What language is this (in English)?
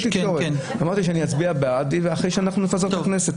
Hebrew